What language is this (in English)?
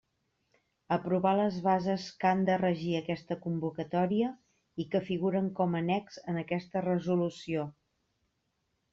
Catalan